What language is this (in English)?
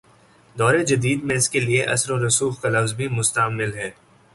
Urdu